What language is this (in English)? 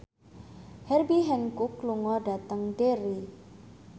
Javanese